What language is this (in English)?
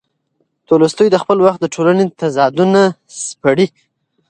Pashto